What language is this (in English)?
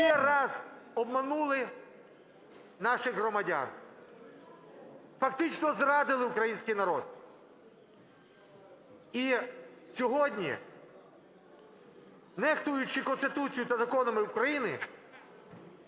Ukrainian